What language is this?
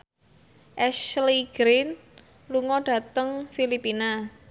Javanese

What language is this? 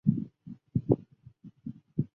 Chinese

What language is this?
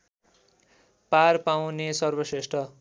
Nepali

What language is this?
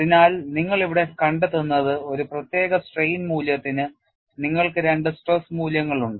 Malayalam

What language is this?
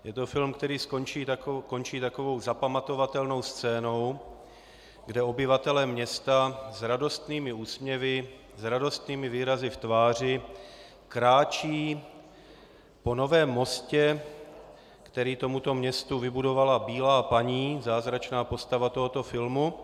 Czech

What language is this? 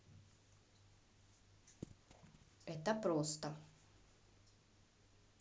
Russian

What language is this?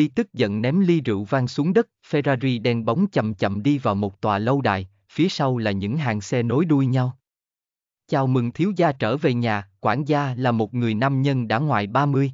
Vietnamese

